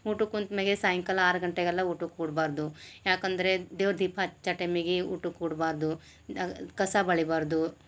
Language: Kannada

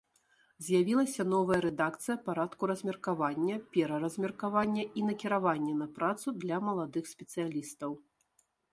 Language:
Belarusian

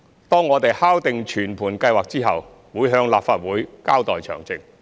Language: Cantonese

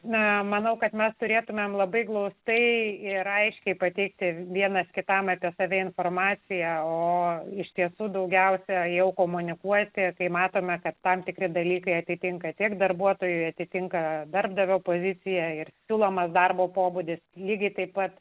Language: Lithuanian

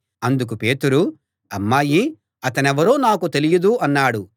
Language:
Telugu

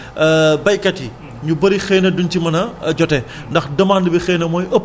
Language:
Wolof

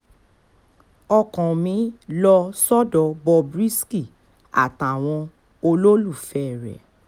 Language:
Yoruba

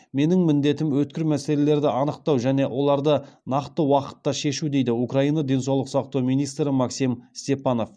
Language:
Kazakh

